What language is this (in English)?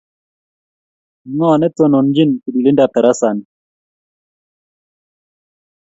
Kalenjin